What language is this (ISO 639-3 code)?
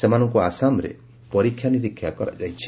ori